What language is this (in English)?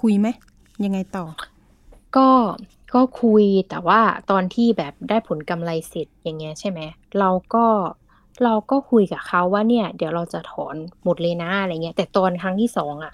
Thai